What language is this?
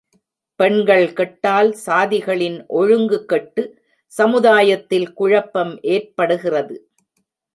Tamil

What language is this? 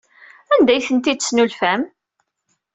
Kabyle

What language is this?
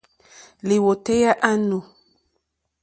Mokpwe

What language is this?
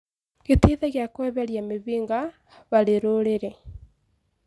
Kikuyu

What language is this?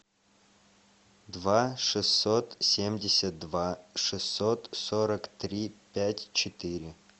Russian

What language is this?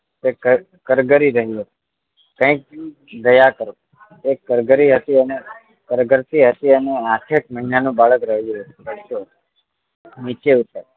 Gujarati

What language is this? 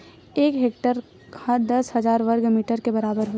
Chhattisgarhi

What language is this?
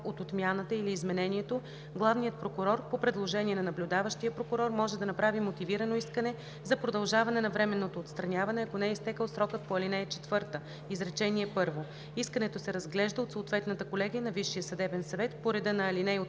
Bulgarian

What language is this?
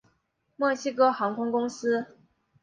Chinese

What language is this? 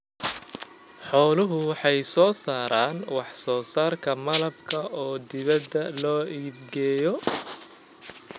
Somali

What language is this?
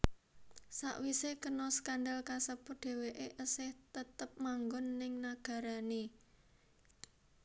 Javanese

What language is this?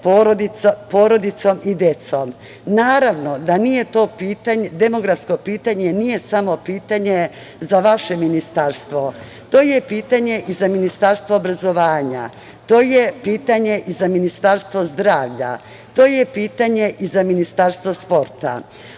Serbian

